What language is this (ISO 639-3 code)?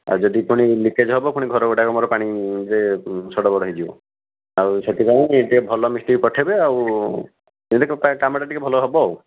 ori